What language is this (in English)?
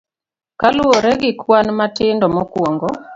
Luo (Kenya and Tanzania)